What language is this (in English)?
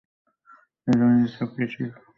Bangla